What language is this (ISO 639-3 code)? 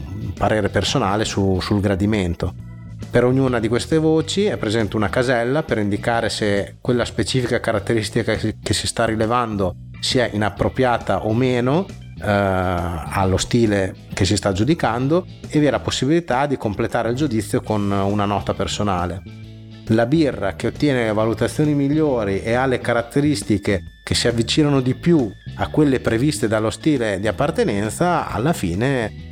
ita